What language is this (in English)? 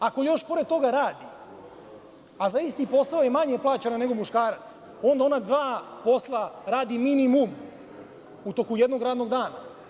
Serbian